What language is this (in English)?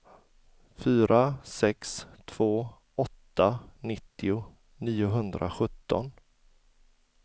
Swedish